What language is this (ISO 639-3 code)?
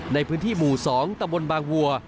tha